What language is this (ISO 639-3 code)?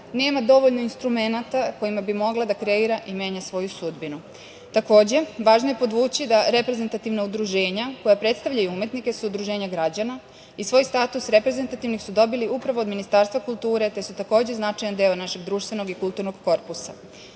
srp